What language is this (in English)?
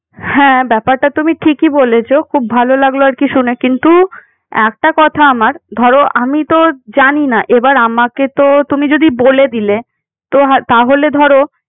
Bangla